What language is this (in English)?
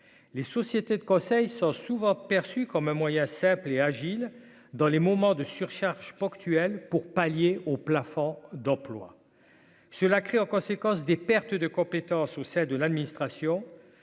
French